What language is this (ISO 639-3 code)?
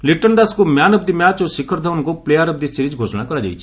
ori